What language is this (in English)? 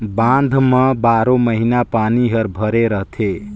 Chhattisgarhi